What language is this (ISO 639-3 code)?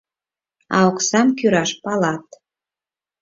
chm